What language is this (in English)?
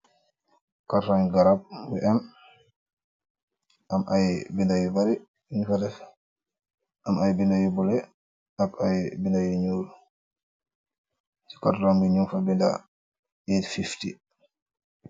Wolof